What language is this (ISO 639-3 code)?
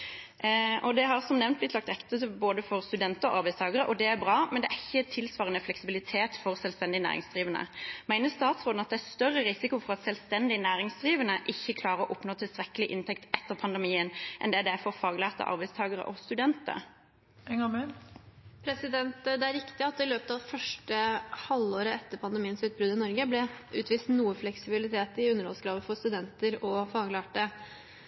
nob